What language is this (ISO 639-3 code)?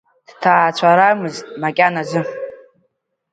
abk